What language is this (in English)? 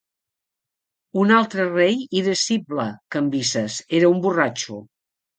Catalan